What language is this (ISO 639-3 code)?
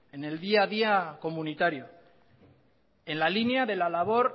spa